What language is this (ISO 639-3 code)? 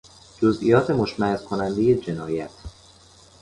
fas